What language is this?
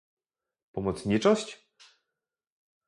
Polish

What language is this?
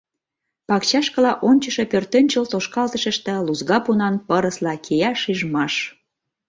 Mari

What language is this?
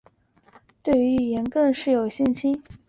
Chinese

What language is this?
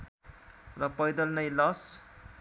Nepali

